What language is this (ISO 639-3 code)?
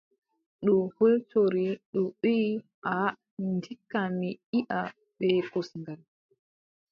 fub